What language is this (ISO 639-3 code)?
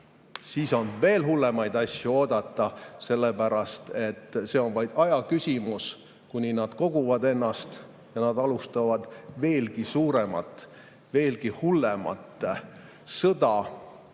est